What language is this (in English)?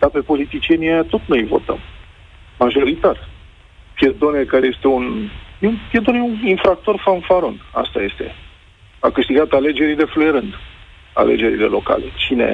Romanian